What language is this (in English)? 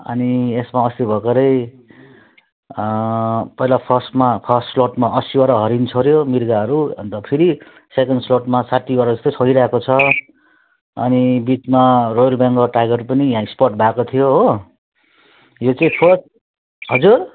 Nepali